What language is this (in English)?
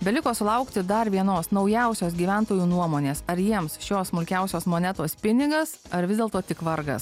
Lithuanian